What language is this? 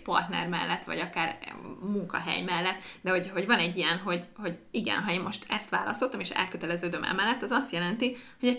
Hungarian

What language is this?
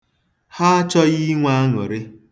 Igbo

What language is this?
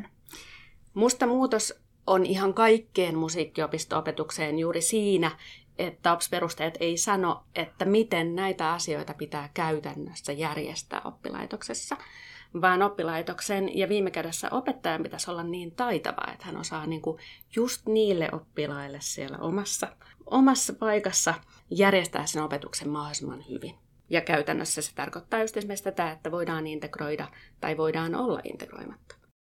Finnish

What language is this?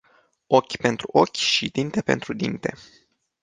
Romanian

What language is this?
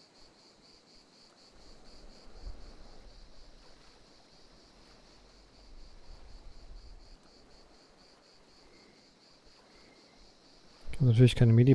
German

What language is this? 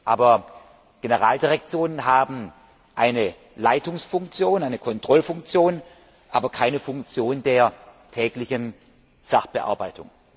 German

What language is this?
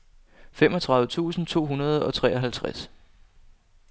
Danish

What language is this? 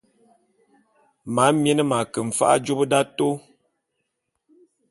Bulu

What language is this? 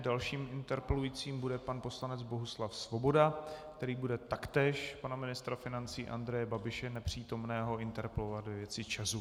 Czech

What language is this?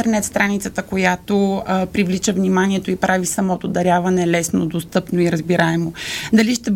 Bulgarian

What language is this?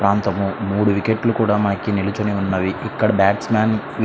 Telugu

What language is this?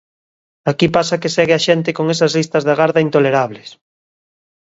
Galician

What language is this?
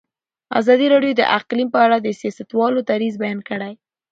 Pashto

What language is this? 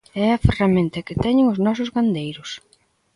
Galician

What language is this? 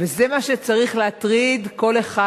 Hebrew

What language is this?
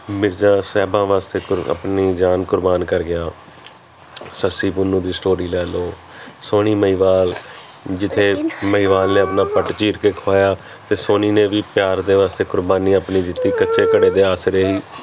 Punjabi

